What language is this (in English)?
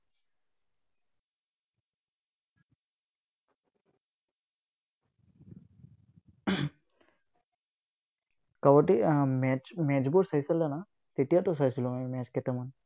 Assamese